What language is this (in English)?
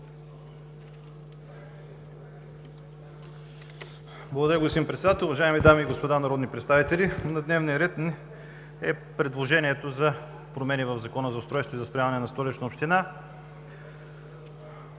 Bulgarian